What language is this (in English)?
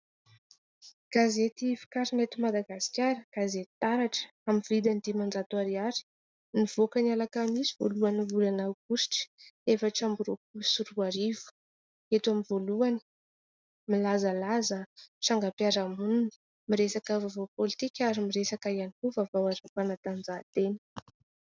Malagasy